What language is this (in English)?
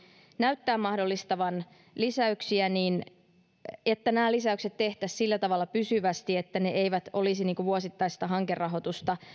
Finnish